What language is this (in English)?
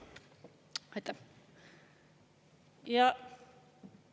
Estonian